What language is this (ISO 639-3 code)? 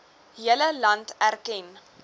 afr